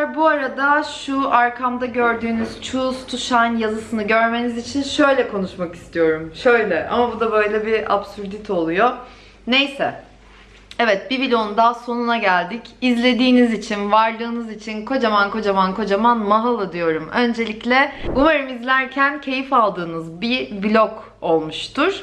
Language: Turkish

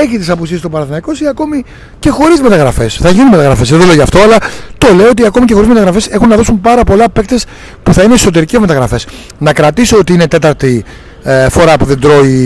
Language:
Greek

